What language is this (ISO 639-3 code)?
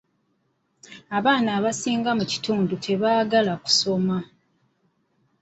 lug